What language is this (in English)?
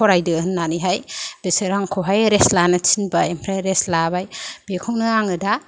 Bodo